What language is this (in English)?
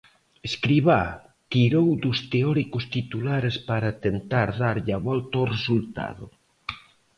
Galician